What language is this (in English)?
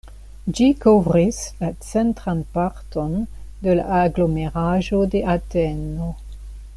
Esperanto